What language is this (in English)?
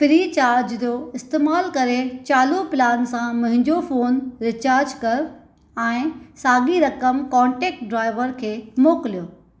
Sindhi